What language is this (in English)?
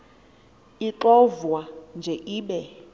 Xhosa